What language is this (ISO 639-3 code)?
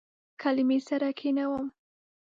pus